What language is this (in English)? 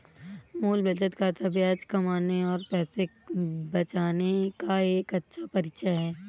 Hindi